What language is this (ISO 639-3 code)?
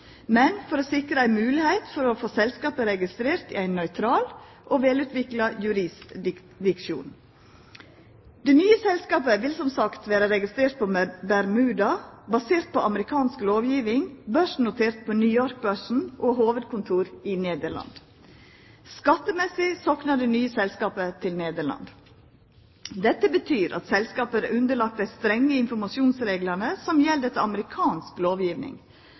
nno